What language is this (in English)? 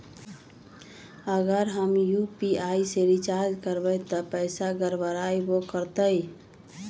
Magahi